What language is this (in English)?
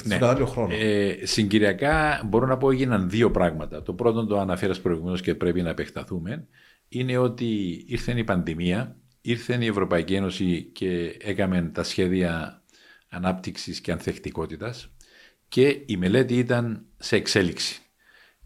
Greek